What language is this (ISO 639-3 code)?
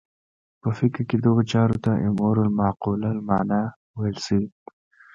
pus